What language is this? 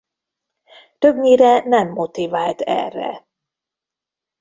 Hungarian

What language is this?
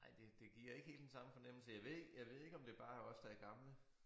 Danish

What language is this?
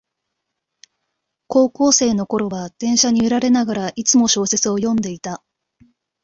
Japanese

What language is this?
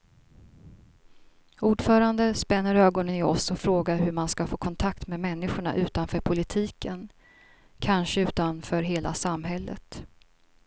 Swedish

